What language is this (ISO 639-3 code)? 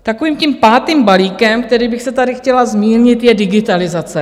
ces